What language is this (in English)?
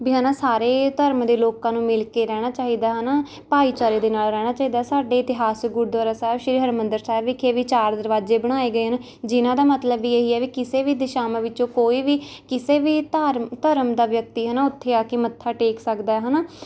Punjabi